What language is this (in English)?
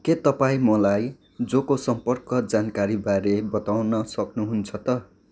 Nepali